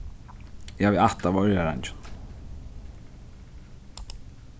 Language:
Faroese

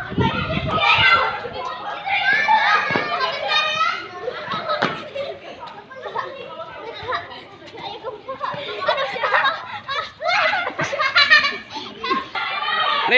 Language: Indonesian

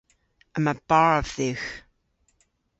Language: Cornish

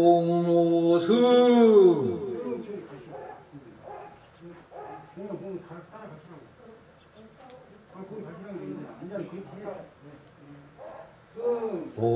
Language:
Korean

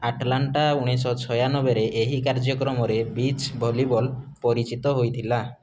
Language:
Odia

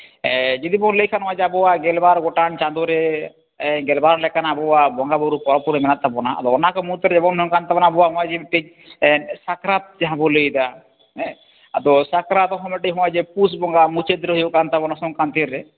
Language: Santali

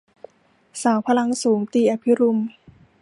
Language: Thai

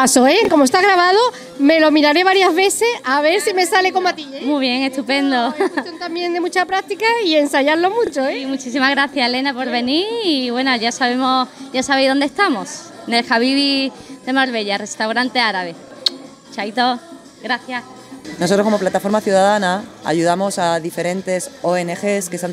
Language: Spanish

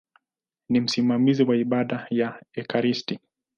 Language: Swahili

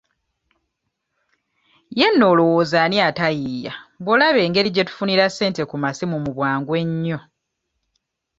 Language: Ganda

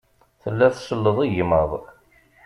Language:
Kabyle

